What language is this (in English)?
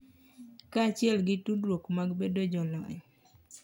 Luo (Kenya and Tanzania)